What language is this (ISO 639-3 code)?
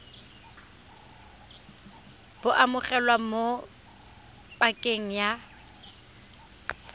tsn